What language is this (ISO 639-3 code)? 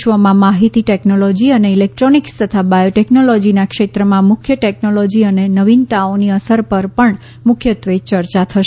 guj